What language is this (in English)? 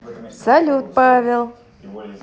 Russian